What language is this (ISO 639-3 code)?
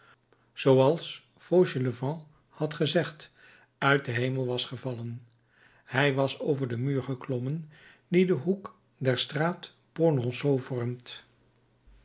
nld